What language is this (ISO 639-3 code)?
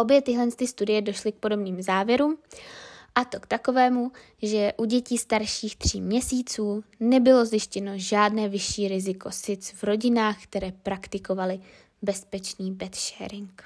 ces